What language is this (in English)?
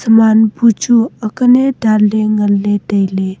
Wancho Naga